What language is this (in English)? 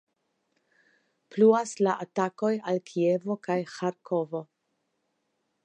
Esperanto